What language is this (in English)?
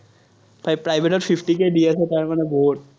Assamese